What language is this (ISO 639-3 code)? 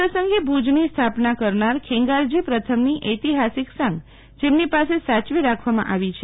guj